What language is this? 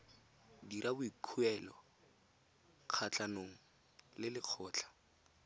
Tswana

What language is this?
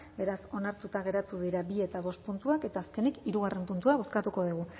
Basque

